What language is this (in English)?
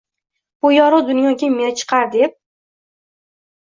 Uzbek